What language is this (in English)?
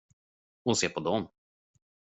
Swedish